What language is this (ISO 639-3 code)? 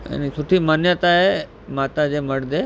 snd